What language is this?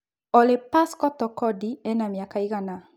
Kikuyu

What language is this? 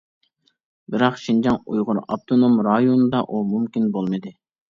Uyghur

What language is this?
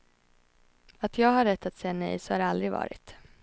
Swedish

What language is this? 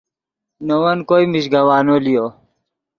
Yidgha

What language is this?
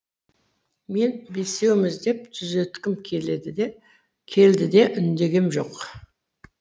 Kazakh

